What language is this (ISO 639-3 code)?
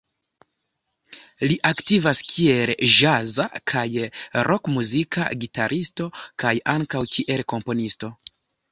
epo